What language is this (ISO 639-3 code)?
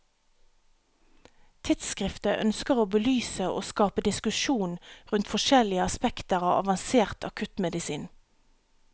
nor